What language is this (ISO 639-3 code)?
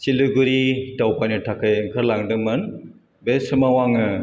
brx